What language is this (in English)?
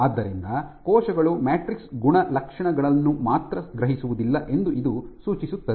Kannada